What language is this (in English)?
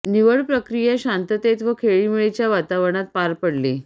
Marathi